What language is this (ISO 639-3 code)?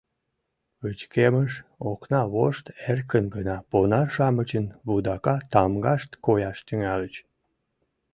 chm